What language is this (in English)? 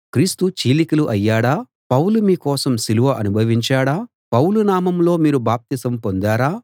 Telugu